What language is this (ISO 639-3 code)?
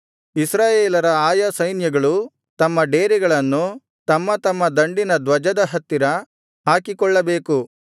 kan